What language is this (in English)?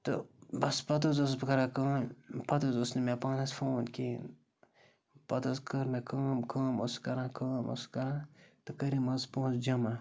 Kashmiri